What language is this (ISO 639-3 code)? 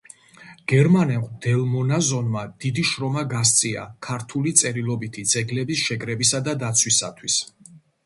kat